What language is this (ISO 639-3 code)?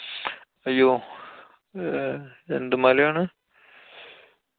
mal